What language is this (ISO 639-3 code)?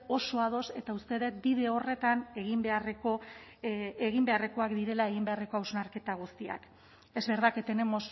eus